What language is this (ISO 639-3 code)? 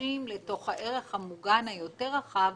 heb